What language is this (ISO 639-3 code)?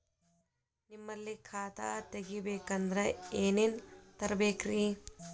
kan